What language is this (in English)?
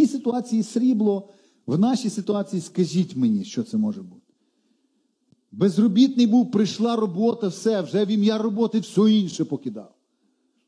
Ukrainian